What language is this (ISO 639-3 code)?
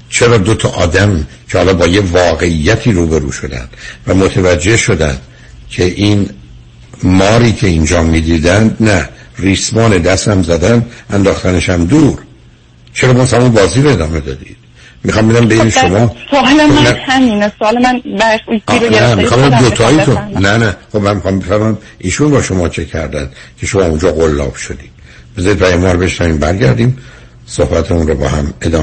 fas